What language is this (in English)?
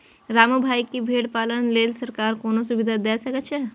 Maithili